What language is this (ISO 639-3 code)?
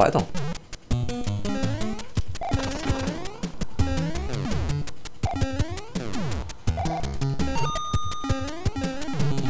deu